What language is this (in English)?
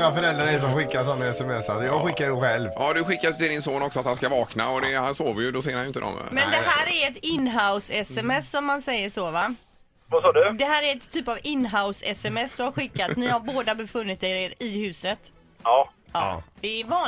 Swedish